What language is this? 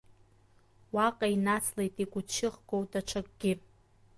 Abkhazian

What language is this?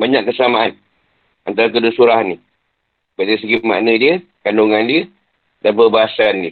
Malay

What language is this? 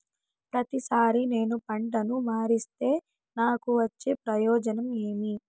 Telugu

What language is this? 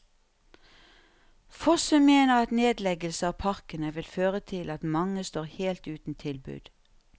Norwegian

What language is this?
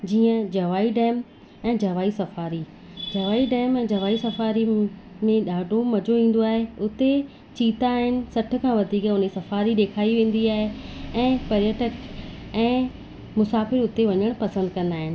Sindhi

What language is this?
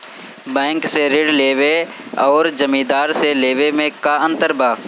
Bhojpuri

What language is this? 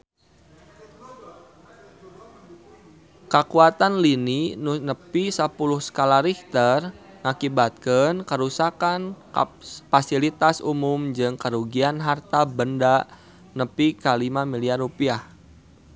Sundanese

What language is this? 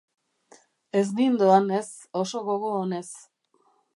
Basque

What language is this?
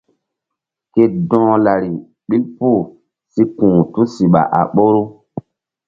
Mbum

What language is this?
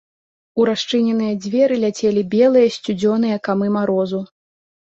Belarusian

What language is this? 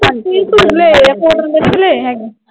Punjabi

